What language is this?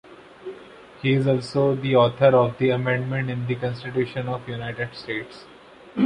English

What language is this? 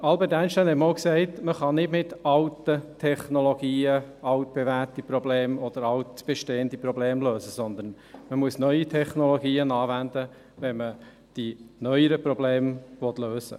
Swiss German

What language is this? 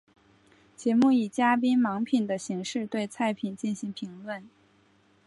Chinese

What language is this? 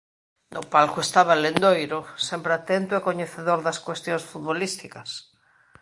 Galician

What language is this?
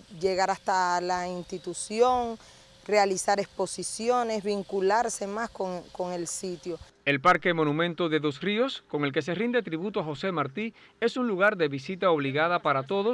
Spanish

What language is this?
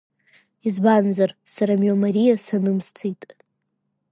Abkhazian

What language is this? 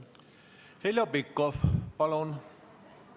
Estonian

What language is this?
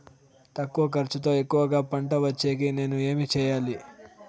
Telugu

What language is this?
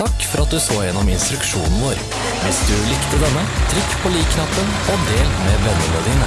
Norwegian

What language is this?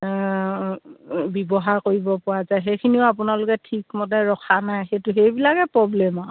Assamese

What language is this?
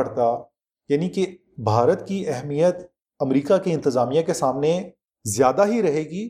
Urdu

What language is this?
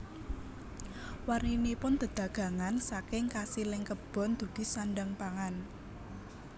Javanese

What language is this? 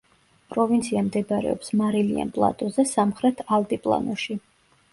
Georgian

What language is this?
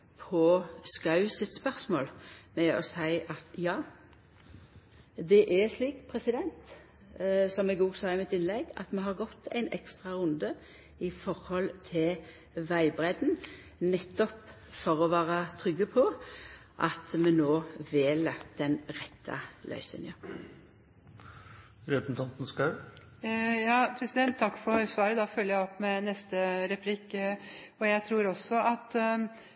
Norwegian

